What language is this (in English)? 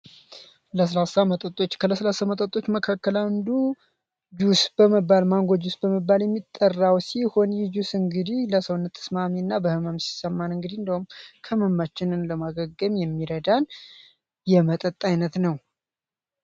Amharic